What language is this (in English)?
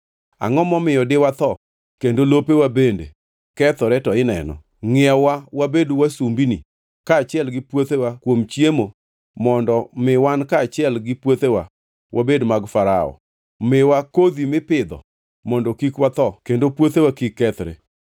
Luo (Kenya and Tanzania)